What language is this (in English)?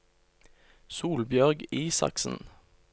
Norwegian